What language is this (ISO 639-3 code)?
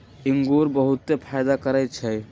mag